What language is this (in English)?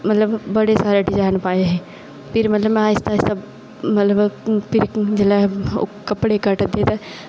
Dogri